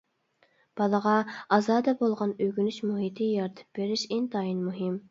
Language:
Uyghur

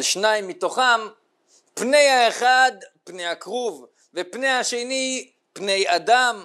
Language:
Hebrew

